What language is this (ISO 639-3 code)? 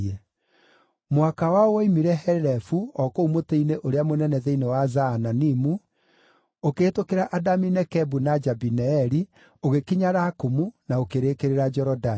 kik